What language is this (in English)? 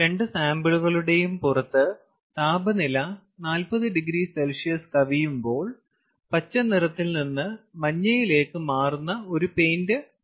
Malayalam